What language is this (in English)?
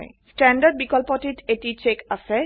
Assamese